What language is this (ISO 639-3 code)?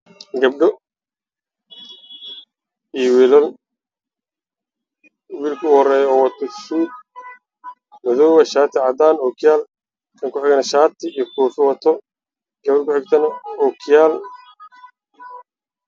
som